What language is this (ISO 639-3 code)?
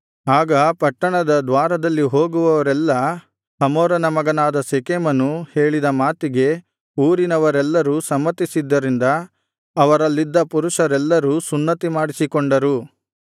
kan